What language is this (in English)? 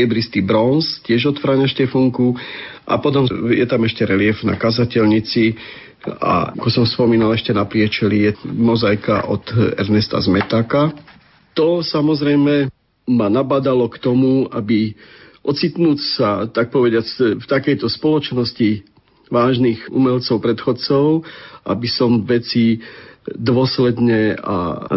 Slovak